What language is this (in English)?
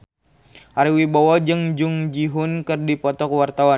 Sundanese